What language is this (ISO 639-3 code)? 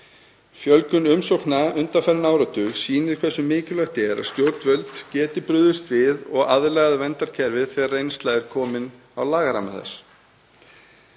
isl